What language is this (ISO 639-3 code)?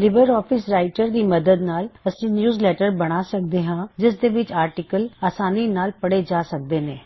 pan